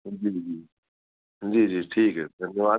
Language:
Urdu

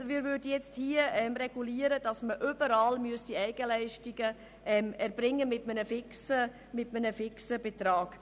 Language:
Swiss German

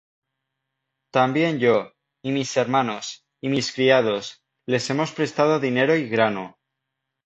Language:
Spanish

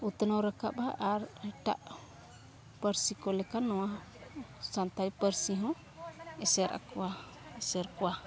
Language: Santali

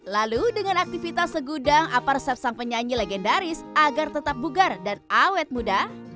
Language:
Indonesian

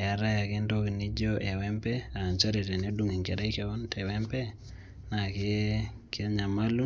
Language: Masai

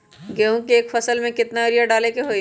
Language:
Magahi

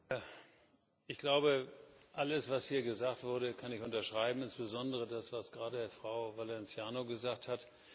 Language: German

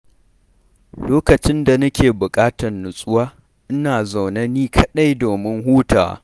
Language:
Hausa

